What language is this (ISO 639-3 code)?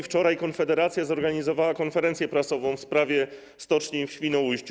pol